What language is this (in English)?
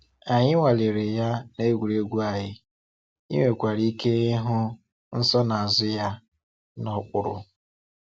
Igbo